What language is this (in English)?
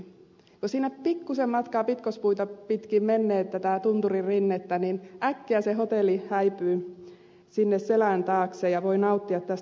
Finnish